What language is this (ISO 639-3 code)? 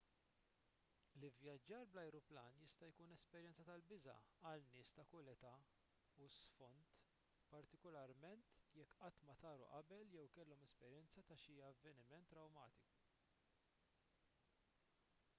mlt